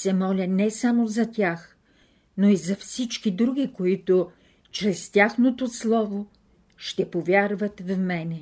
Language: Bulgarian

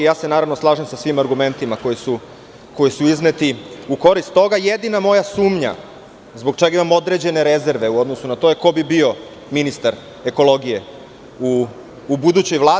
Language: Serbian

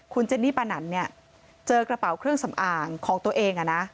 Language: Thai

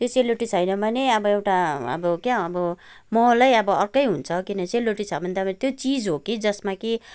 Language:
Nepali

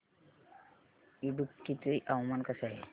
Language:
Marathi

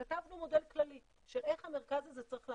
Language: Hebrew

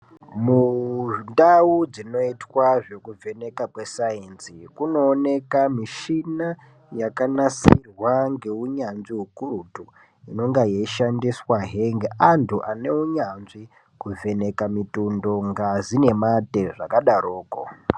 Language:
Ndau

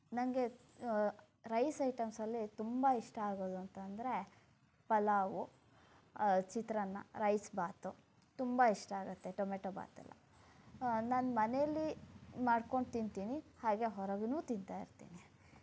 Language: Kannada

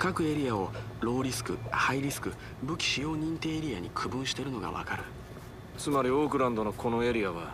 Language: Japanese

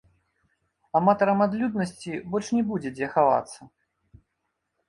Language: Belarusian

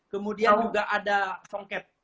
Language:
Indonesian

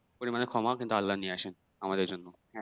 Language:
Bangla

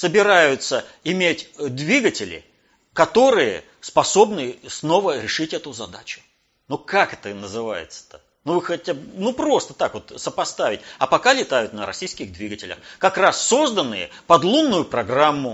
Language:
Russian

